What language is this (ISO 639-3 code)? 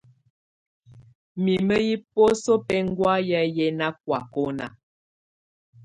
tvu